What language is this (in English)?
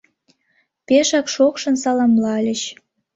Mari